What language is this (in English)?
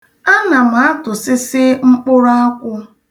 Igbo